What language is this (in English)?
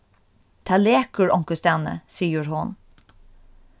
Faroese